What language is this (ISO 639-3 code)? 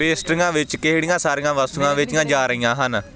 pan